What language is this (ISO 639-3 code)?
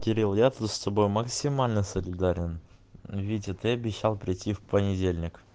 rus